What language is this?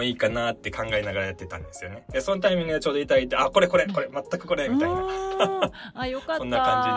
Japanese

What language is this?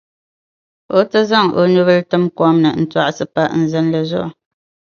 Dagbani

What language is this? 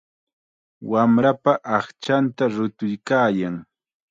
Chiquián Ancash Quechua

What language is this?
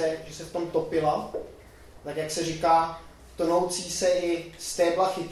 Czech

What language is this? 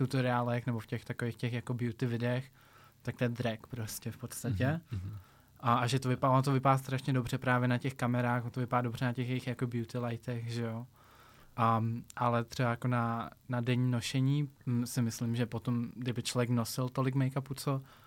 Czech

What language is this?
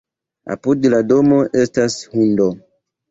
Esperanto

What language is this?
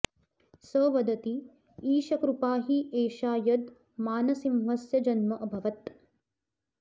Sanskrit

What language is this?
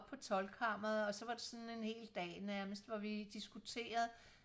Danish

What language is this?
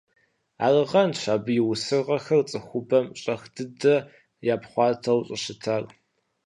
Kabardian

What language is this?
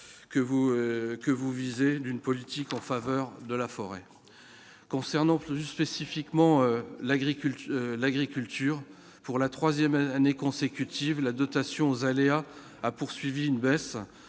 French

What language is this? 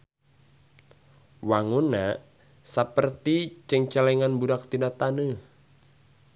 Sundanese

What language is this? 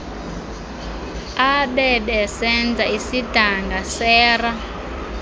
Xhosa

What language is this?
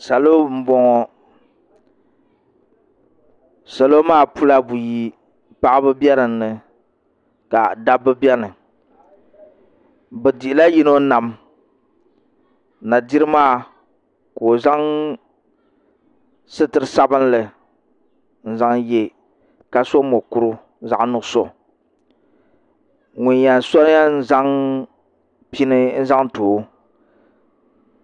Dagbani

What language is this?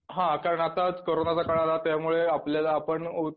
Marathi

